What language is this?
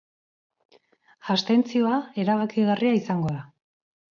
Basque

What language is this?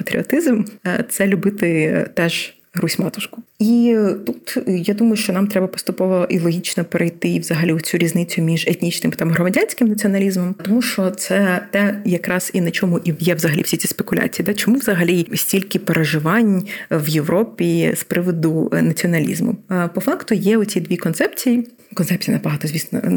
Ukrainian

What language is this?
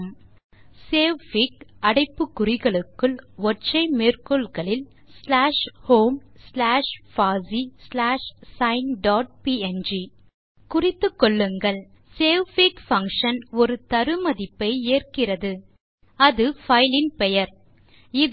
Tamil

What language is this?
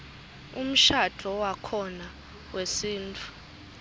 Swati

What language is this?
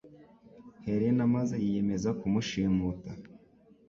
Kinyarwanda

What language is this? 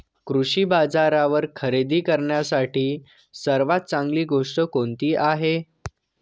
Marathi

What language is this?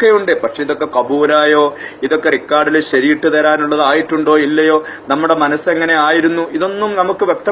Arabic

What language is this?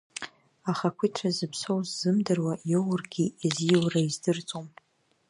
Abkhazian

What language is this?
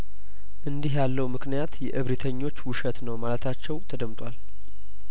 Amharic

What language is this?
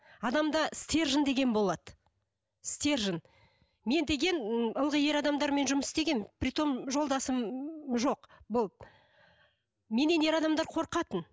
Kazakh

